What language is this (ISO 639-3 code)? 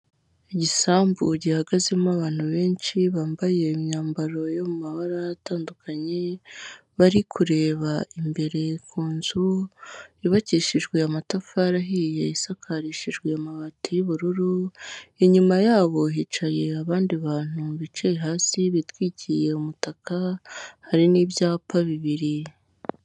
kin